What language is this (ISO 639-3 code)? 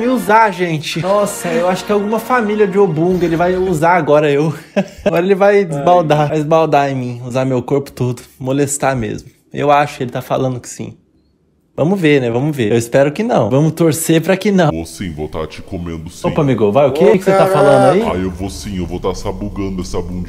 por